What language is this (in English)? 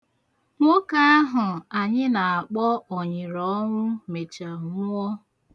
Igbo